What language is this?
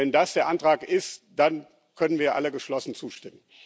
German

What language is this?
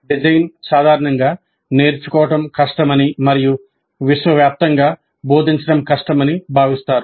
Telugu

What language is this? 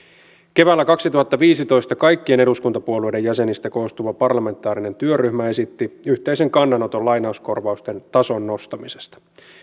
Finnish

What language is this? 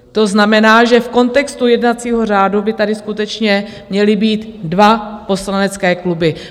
Czech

